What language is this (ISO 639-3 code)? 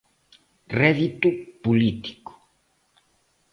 glg